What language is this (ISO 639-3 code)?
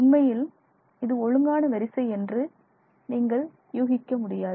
tam